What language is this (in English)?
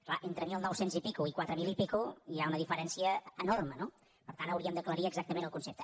Catalan